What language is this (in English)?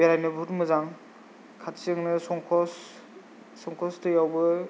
Bodo